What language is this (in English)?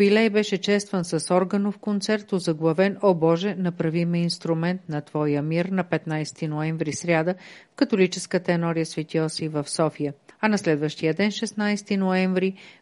Bulgarian